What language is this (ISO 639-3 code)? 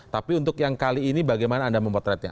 ind